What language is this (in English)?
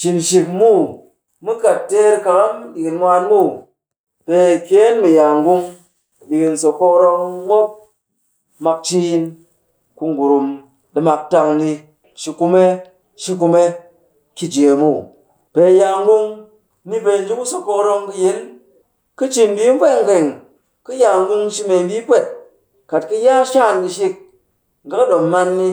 Cakfem-Mushere